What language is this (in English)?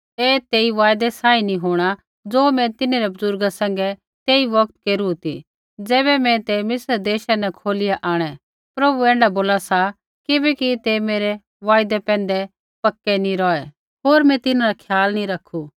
Kullu Pahari